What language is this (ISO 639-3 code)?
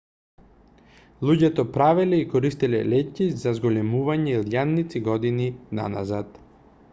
mkd